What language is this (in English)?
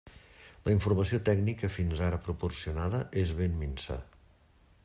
Catalan